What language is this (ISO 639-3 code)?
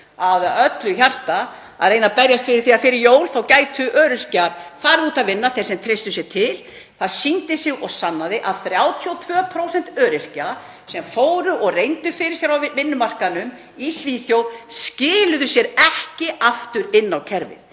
isl